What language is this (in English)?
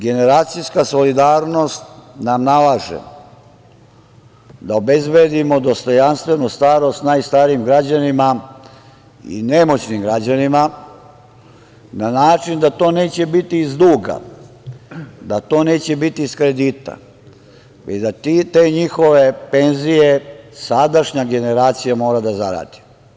Serbian